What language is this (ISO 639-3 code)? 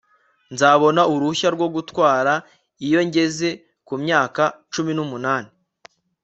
kin